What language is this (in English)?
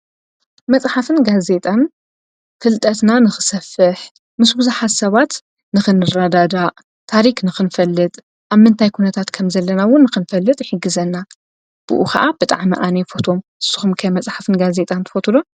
Tigrinya